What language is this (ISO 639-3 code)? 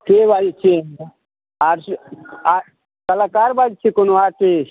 mai